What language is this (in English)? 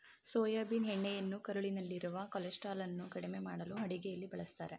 Kannada